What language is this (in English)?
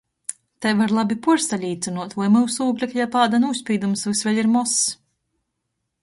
Latgalian